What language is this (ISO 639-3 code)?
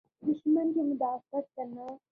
urd